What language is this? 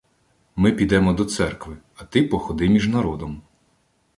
Ukrainian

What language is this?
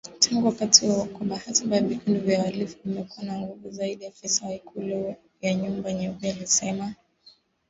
Swahili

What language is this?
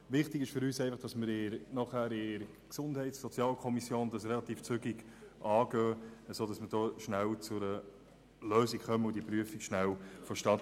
Swiss German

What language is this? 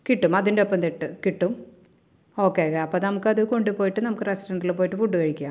Malayalam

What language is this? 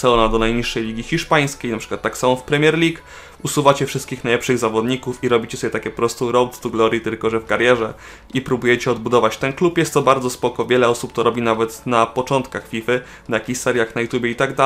Polish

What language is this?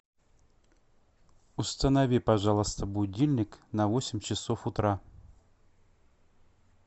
Russian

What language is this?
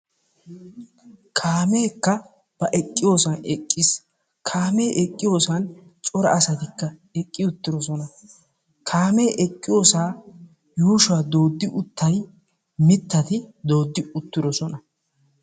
Wolaytta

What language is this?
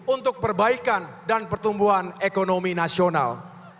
Indonesian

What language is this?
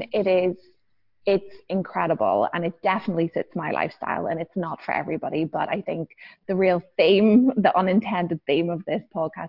English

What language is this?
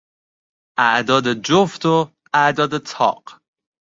Persian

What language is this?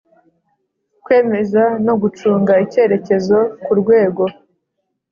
Kinyarwanda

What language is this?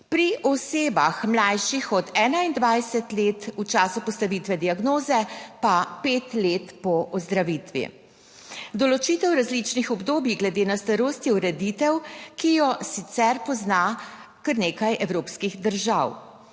Slovenian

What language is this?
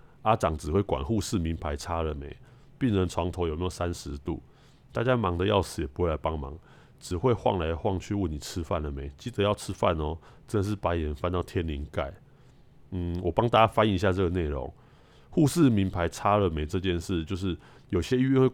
Chinese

